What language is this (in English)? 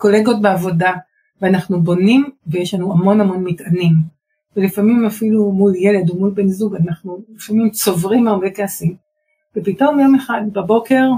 Hebrew